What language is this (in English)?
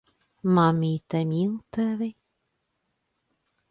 Latvian